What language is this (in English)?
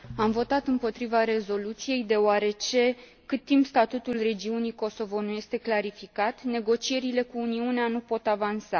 Romanian